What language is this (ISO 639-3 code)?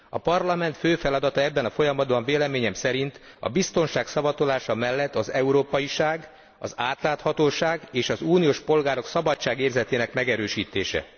hun